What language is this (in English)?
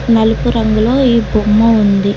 Telugu